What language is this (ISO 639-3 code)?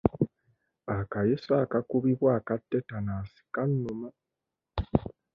lug